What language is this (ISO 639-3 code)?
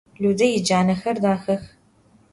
ady